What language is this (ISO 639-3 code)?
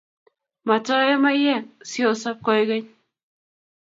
kln